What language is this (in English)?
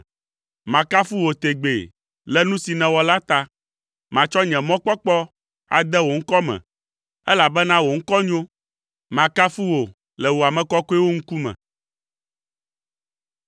Ewe